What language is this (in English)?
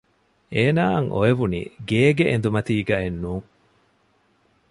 Divehi